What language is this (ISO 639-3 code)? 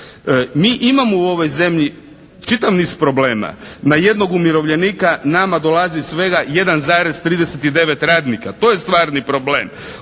hrv